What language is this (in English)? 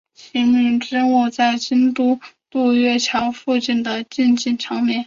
Chinese